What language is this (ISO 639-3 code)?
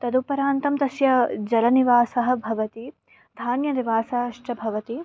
san